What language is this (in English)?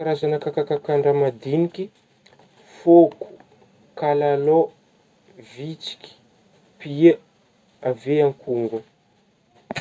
Northern Betsimisaraka Malagasy